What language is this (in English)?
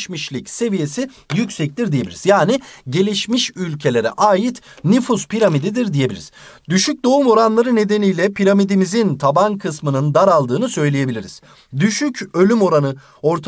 Turkish